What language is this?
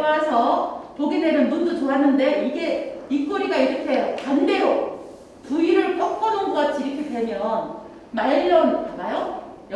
Korean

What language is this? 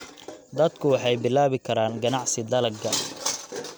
Somali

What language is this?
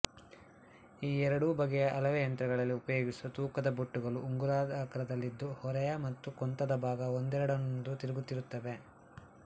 Kannada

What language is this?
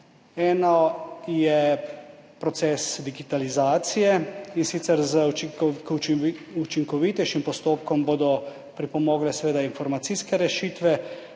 Slovenian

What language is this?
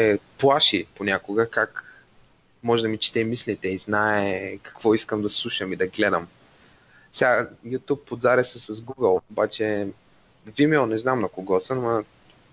Bulgarian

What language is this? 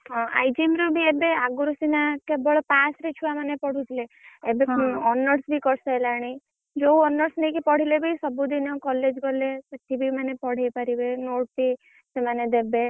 Odia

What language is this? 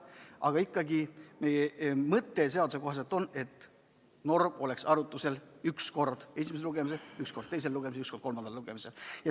Estonian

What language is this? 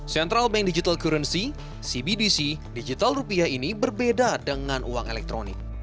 Indonesian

